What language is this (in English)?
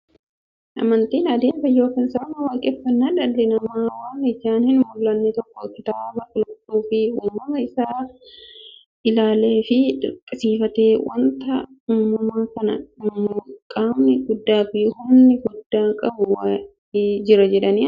Oromo